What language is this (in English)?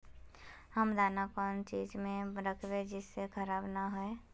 Magahi